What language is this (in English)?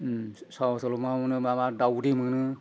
Bodo